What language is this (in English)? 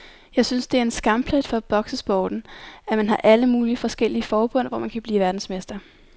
Danish